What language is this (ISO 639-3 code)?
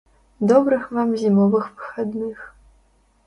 bel